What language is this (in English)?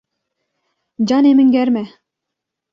Kurdish